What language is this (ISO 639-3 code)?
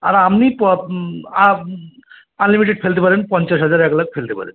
ben